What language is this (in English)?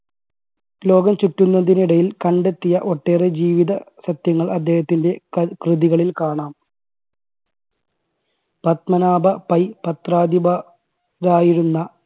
Malayalam